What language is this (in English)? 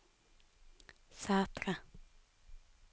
Norwegian